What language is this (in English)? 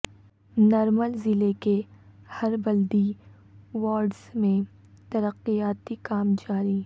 Urdu